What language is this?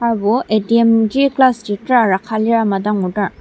Ao Naga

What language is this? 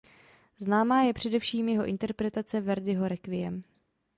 Czech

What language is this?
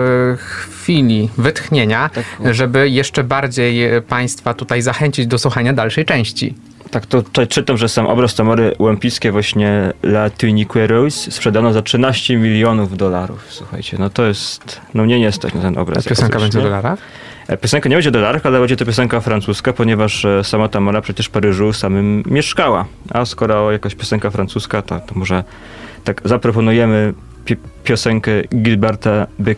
Polish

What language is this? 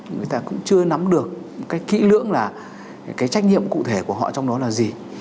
Vietnamese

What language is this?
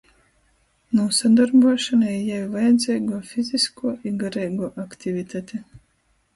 Latgalian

